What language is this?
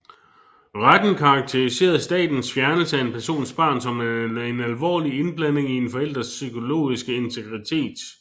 Danish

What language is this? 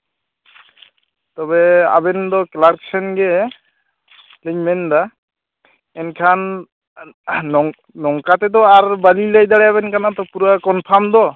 Santali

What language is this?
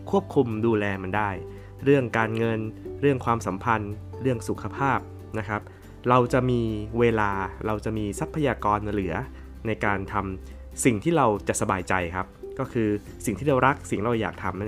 Thai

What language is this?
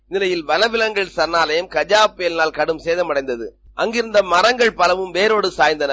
Tamil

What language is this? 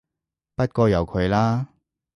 Cantonese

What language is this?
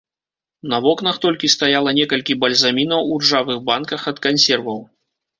Belarusian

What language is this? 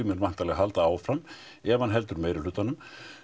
Icelandic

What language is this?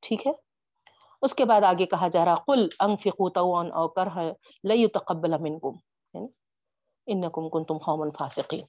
Urdu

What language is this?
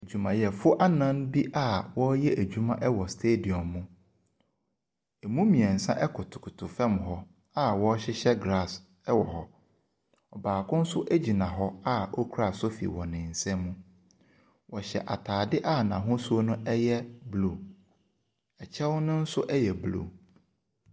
Akan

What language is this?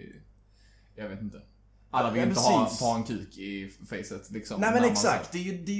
Swedish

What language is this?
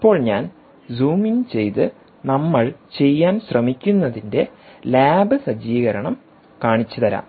Malayalam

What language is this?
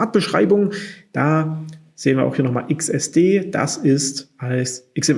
German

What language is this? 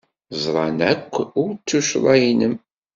Kabyle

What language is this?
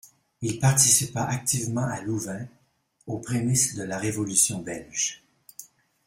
French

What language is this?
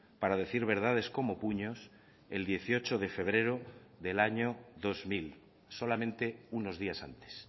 Spanish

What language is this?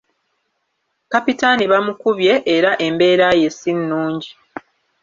Ganda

